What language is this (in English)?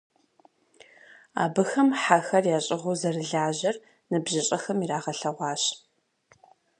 Kabardian